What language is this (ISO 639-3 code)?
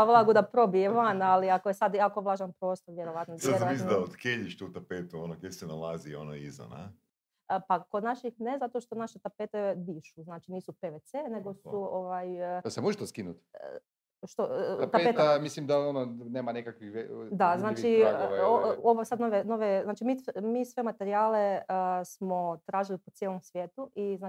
hrv